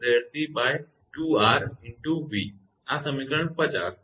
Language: Gujarati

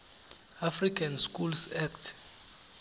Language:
Swati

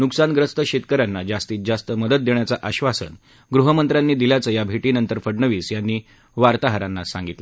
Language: Marathi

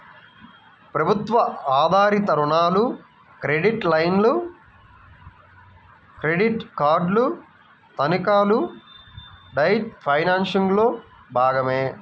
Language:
Telugu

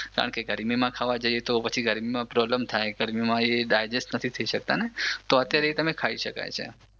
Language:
Gujarati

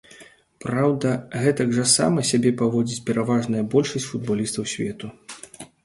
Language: Belarusian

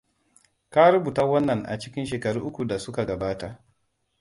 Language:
Hausa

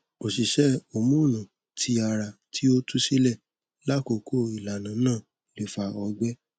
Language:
Yoruba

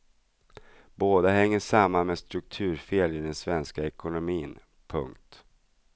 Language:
Swedish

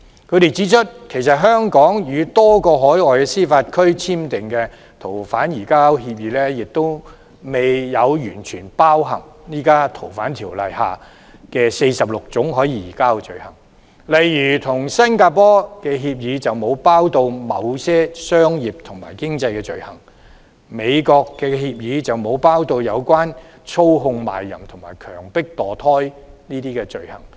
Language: Cantonese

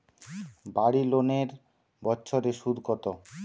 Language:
Bangla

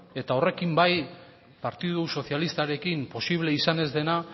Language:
Basque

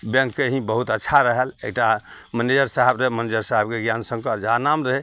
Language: Maithili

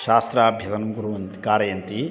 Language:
Sanskrit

